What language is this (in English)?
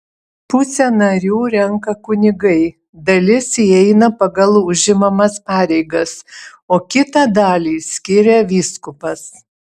Lithuanian